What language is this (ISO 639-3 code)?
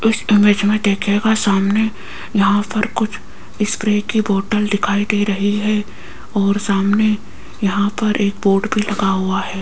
hin